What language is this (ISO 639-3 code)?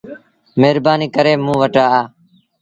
sbn